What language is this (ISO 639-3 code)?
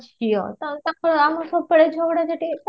ori